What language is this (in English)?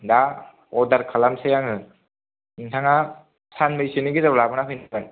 Bodo